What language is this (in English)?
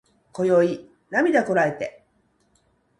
Japanese